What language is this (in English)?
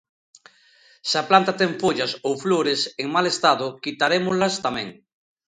Galician